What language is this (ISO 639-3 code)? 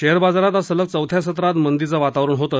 mar